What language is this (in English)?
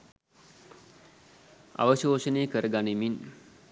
Sinhala